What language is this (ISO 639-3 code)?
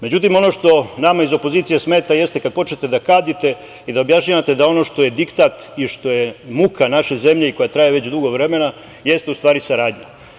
srp